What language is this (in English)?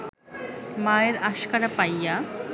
Bangla